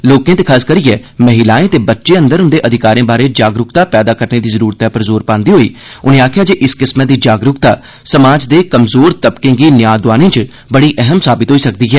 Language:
Dogri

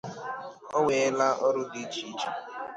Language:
Igbo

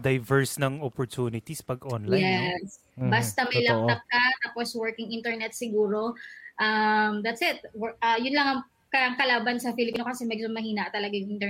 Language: Filipino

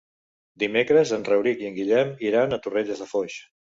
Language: Catalan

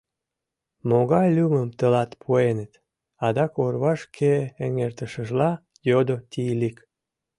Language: Mari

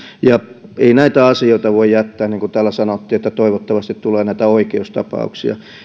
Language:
Finnish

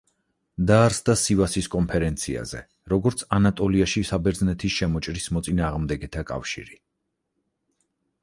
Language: Georgian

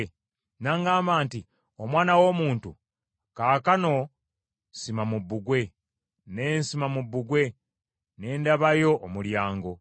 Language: Ganda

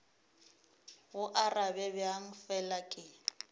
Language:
Northern Sotho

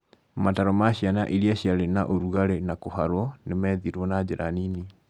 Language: Kikuyu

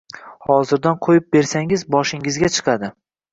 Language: Uzbek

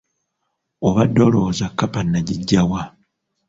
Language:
Ganda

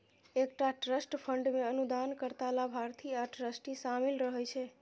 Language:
Maithili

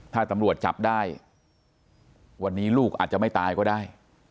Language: Thai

